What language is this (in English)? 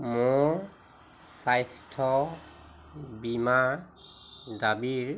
Assamese